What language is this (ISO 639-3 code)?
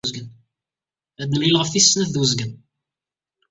kab